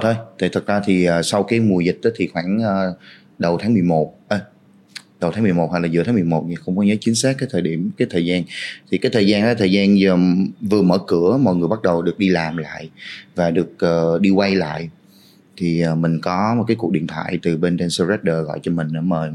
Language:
Vietnamese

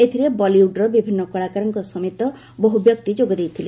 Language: Odia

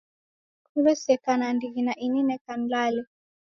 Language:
Taita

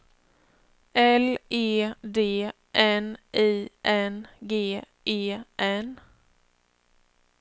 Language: Swedish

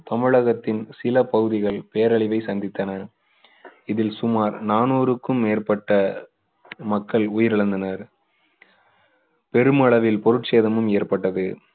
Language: Tamil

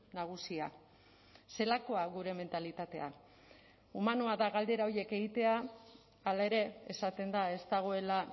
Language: Basque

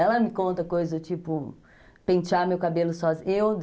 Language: Portuguese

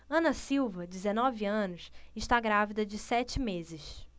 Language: Portuguese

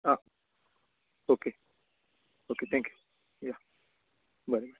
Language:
Konkani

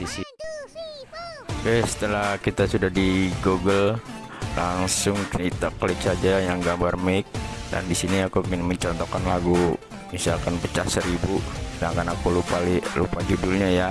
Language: Indonesian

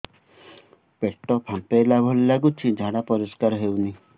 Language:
Odia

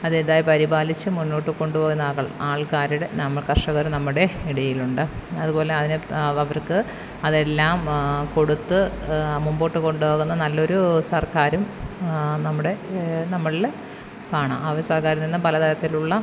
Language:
Malayalam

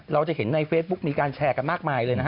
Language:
Thai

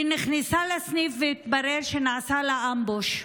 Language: Hebrew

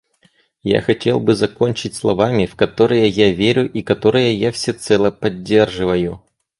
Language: Russian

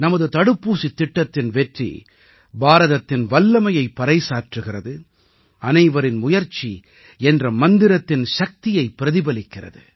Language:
Tamil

